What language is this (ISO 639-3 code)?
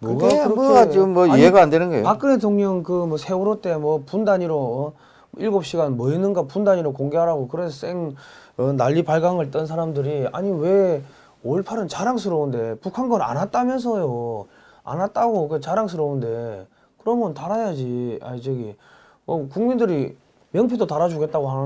kor